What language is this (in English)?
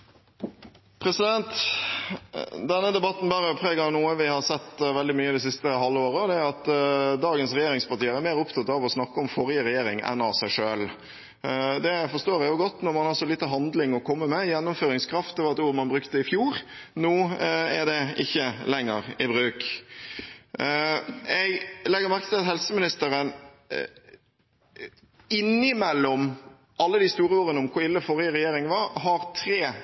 Norwegian Bokmål